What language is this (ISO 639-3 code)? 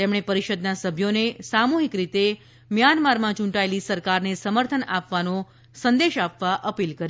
guj